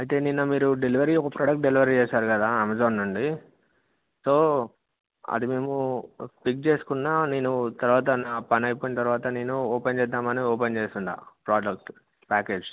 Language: Telugu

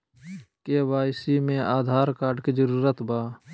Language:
Magahi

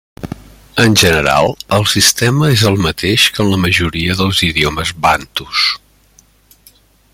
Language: Catalan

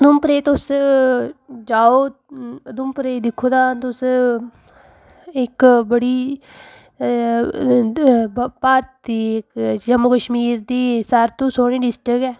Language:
Dogri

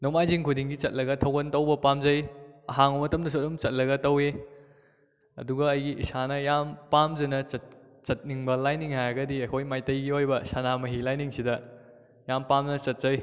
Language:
Manipuri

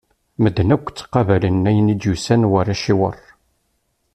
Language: Kabyle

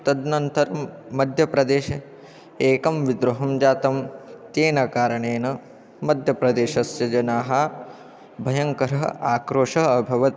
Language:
Sanskrit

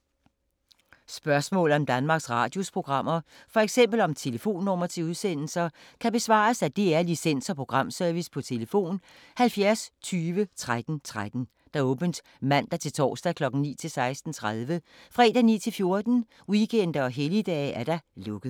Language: Danish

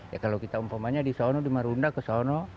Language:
Indonesian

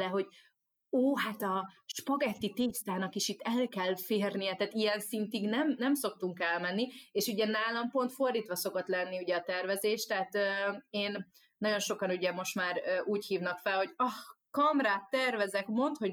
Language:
Hungarian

